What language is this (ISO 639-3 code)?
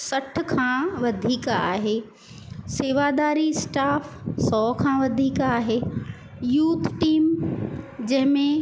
snd